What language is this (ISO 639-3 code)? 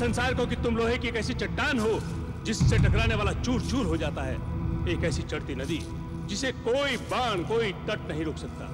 hin